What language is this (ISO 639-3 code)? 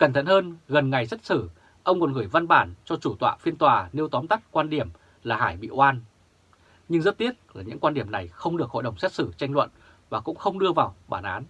vie